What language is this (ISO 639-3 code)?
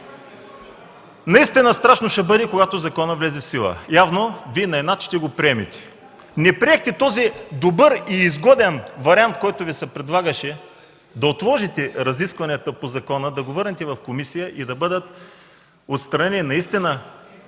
bul